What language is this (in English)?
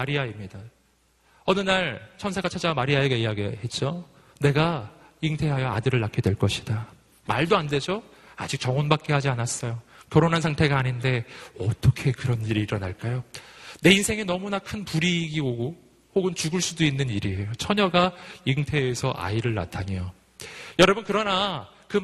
Korean